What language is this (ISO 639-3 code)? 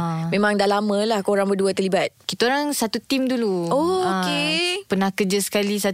msa